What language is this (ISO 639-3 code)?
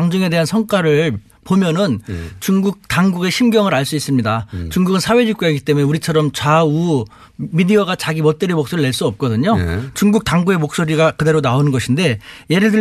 kor